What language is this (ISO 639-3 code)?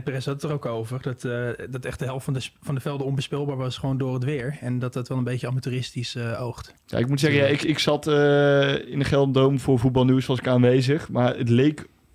nld